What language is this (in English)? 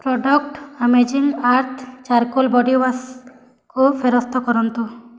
Odia